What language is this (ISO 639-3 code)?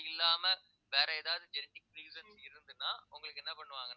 tam